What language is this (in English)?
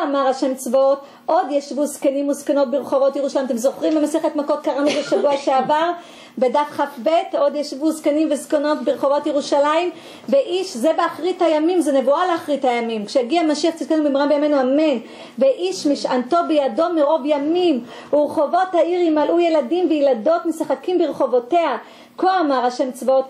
Hebrew